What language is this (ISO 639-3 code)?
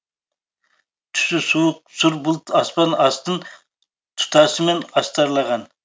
kaz